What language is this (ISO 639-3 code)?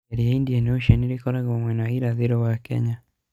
kik